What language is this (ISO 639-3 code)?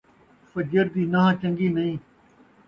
skr